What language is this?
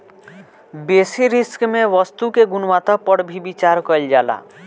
Bhojpuri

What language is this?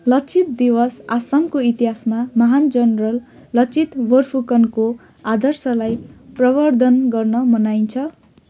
Nepali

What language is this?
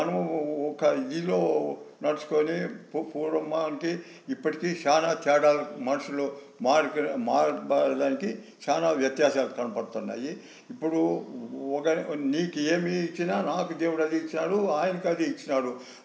Telugu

